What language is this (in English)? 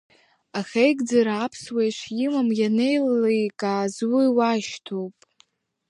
Abkhazian